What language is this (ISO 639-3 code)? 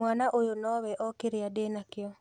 kik